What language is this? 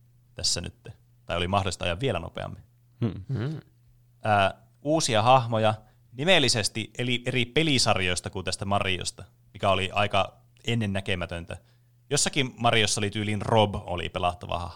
Finnish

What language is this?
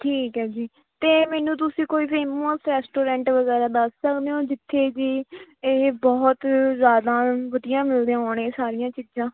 Punjabi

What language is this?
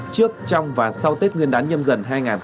Vietnamese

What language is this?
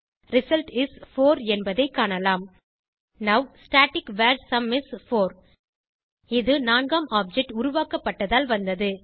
Tamil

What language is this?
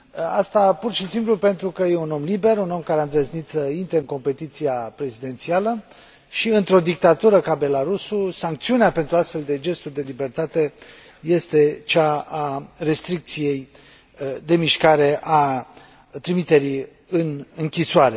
Romanian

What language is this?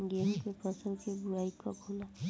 Bhojpuri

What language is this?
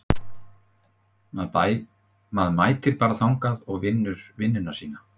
Icelandic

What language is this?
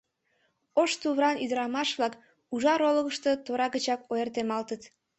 Mari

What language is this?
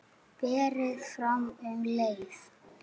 Icelandic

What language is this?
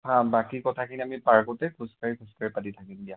Assamese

